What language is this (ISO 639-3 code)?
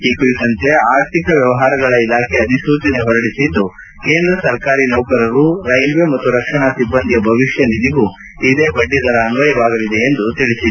kan